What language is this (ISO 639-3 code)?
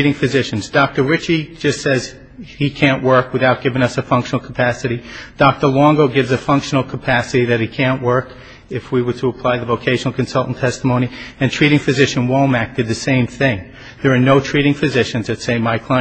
eng